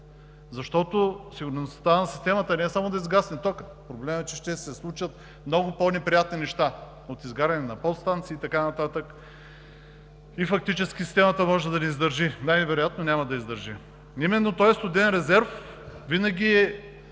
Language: Bulgarian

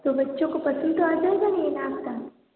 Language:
Hindi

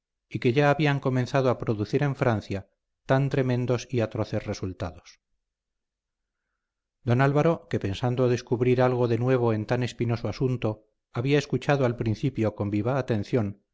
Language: Spanish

